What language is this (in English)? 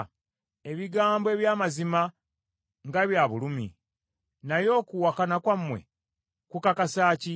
Ganda